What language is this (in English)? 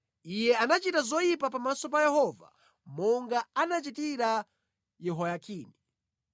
Nyanja